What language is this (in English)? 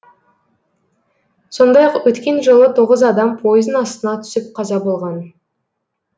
Kazakh